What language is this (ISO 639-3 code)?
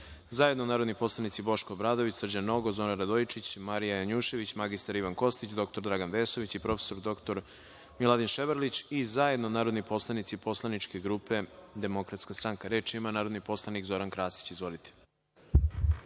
srp